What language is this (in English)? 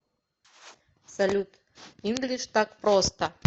Russian